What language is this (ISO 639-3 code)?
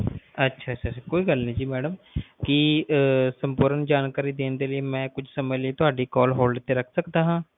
pan